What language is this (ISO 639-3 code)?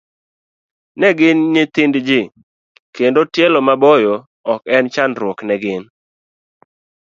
luo